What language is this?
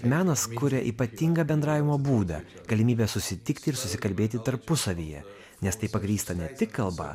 Lithuanian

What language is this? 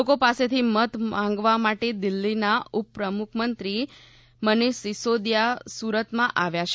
Gujarati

